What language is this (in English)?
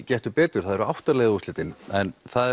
Icelandic